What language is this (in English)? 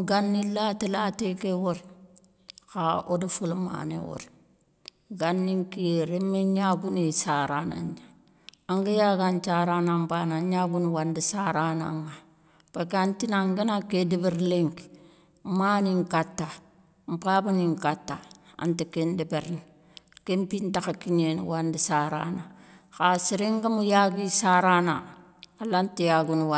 Soninke